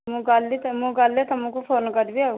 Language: Odia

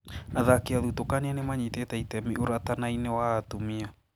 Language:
Kikuyu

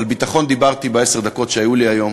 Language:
Hebrew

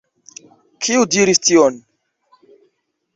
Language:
Esperanto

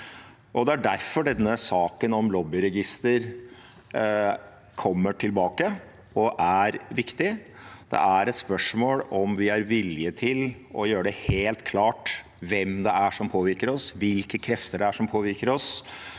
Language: Norwegian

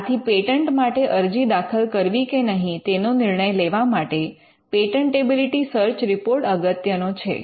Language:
Gujarati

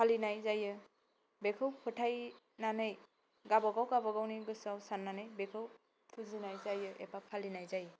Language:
Bodo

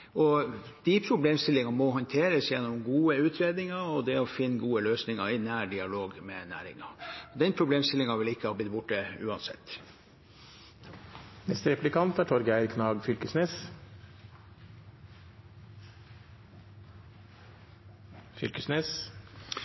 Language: Norwegian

